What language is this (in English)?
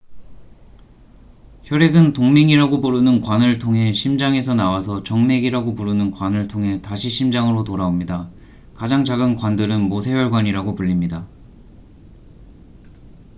Korean